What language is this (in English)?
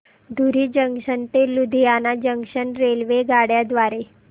Marathi